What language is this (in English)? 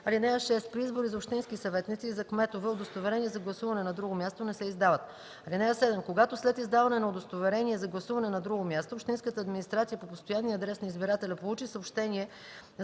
Bulgarian